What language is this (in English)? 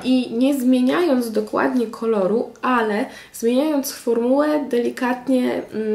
Polish